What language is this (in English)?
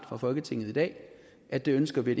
Danish